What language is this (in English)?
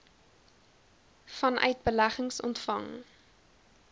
Afrikaans